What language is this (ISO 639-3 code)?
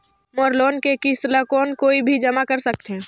hne